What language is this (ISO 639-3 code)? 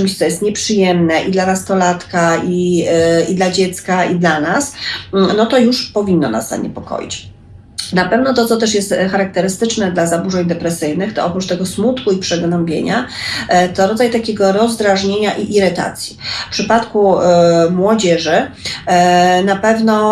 pol